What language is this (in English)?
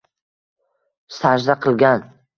Uzbek